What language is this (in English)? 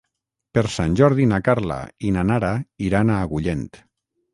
Catalan